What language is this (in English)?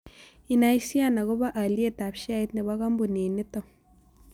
Kalenjin